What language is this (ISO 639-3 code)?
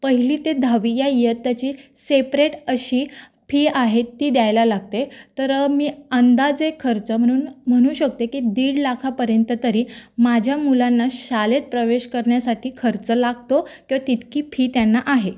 mar